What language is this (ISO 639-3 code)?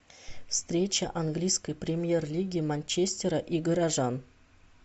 rus